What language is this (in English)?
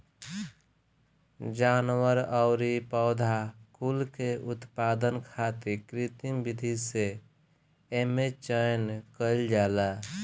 Bhojpuri